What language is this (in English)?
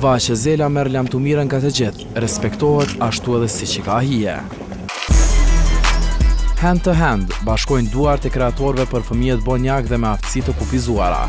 Romanian